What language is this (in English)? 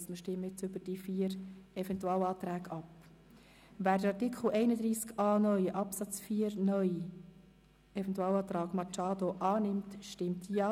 Swiss German